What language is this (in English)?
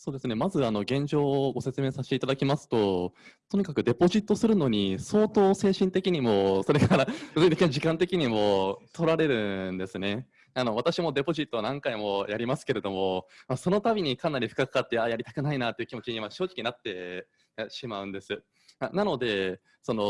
Japanese